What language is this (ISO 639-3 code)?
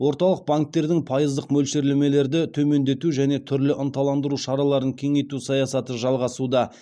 kaz